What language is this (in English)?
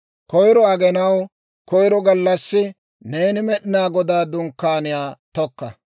Dawro